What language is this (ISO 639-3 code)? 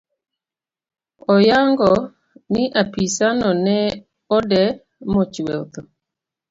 luo